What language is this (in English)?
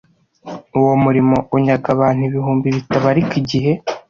Kinyarwanda